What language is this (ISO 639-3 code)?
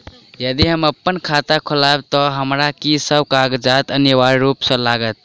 mai